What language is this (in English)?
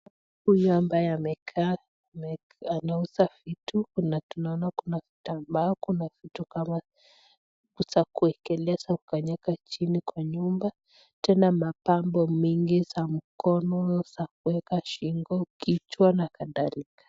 Swahili